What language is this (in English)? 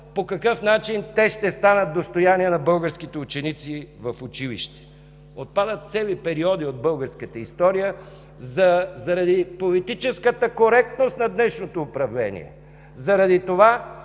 Bulgarian